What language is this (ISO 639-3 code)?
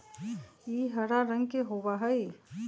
mag